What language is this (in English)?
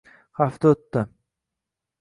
Uzbek